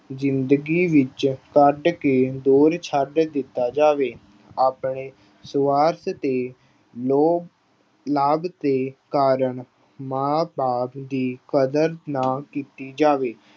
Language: Punjabi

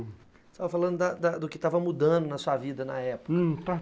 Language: Portuguese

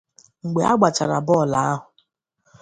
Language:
Igbo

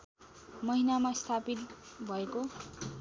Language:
Nepali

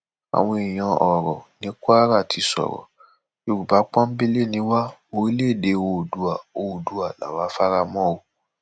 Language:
Yoruba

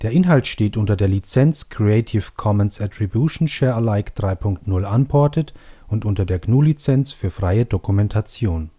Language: German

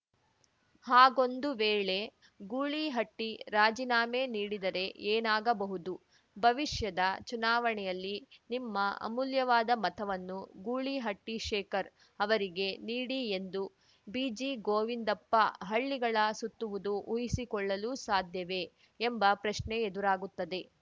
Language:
Kannada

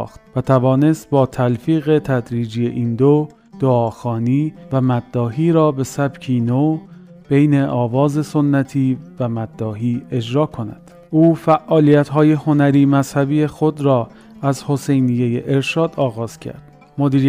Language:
Persian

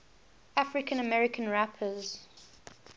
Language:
English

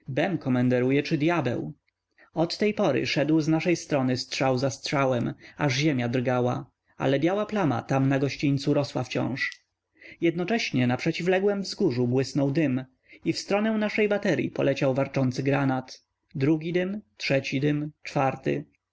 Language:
Polish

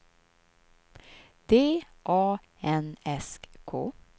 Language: Swedish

